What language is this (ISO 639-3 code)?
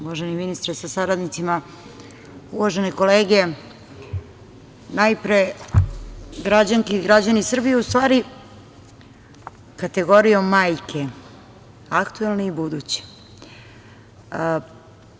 srp